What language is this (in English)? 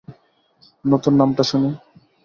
Bangla